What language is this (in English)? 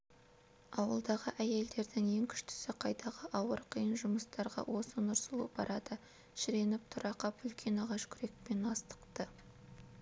Kazakh